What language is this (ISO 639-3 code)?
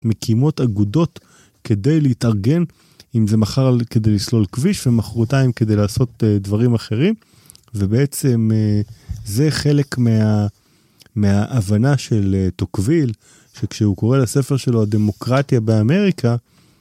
heb